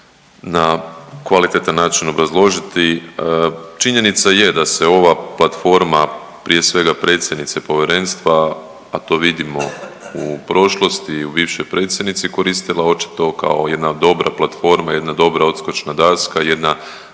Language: Croatian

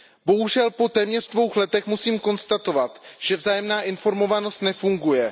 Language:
Czech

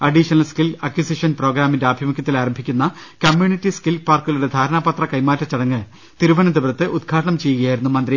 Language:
Malayalam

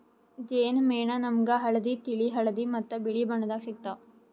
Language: Kannada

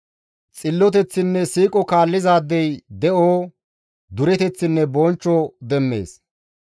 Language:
Gamo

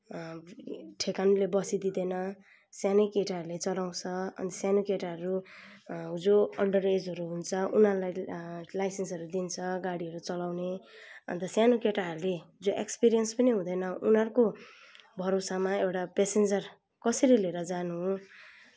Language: Nepali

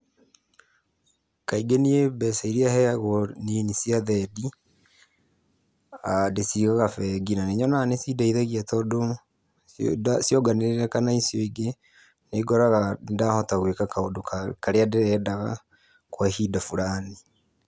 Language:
Kikuyu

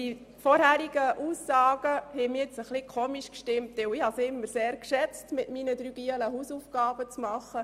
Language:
Swiss German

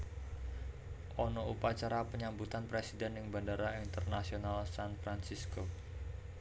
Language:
Javanese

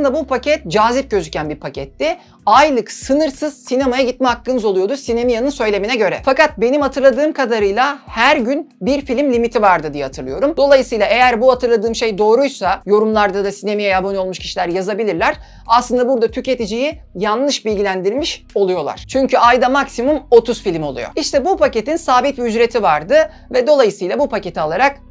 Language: Turkish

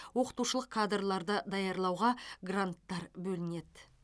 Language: Kazakh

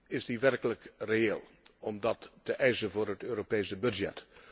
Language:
Dutch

